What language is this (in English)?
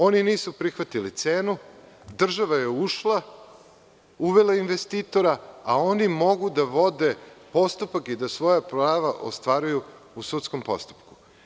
Serbian